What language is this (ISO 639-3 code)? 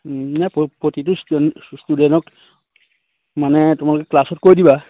asm